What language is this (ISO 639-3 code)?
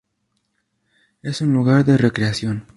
spa